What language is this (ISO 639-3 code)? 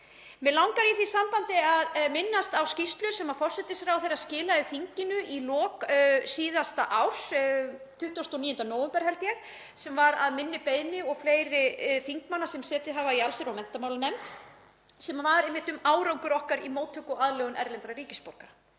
isl